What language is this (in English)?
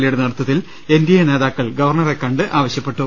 Malayalam